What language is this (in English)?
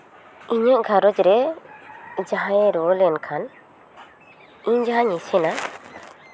Santali